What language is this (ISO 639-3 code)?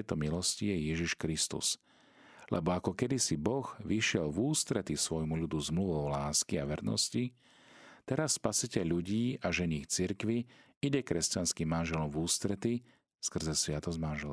slk